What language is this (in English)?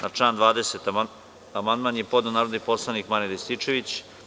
Serbian